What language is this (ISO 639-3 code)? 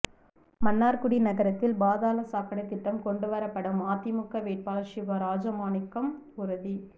tam